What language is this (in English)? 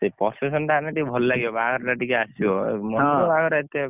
Odia